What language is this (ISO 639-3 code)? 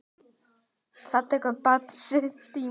isl